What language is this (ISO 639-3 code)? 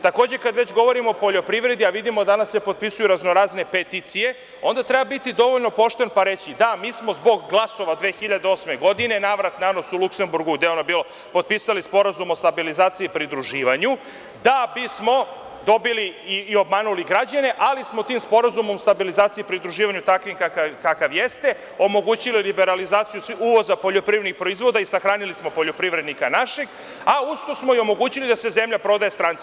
srp